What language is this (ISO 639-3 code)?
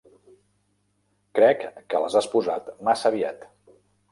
cat